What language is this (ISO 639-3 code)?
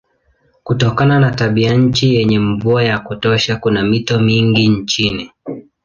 swa